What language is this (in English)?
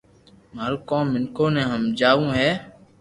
Loarki